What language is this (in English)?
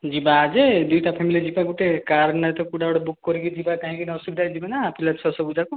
Odia